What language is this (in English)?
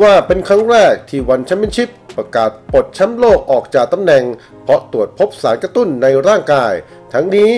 Thai